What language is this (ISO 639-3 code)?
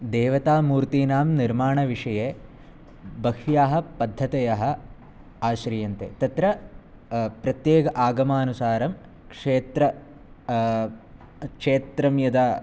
san